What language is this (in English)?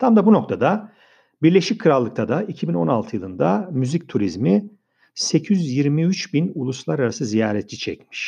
Turkish